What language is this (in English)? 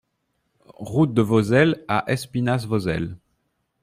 French